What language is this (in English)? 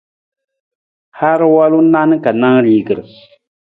Nawdm